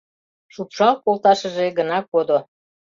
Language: Mari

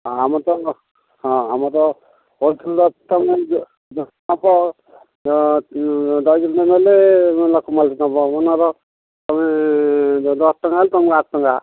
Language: Odia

